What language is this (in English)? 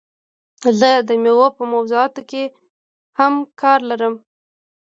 Pashto